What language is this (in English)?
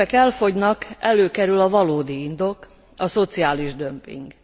Hungarian